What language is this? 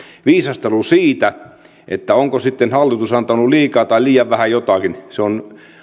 Finnish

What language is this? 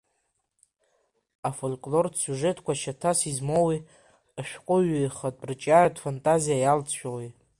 Abkhazian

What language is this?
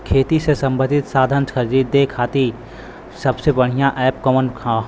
Bhojpuri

